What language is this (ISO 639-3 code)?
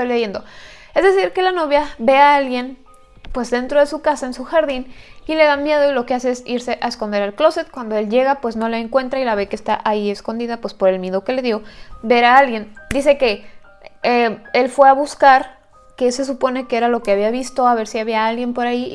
spa